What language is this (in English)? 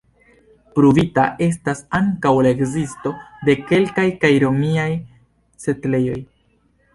Esperanto